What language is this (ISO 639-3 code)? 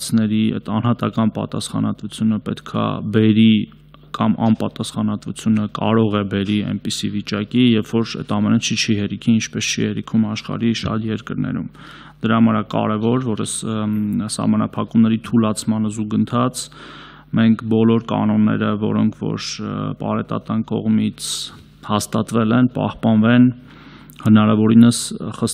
tur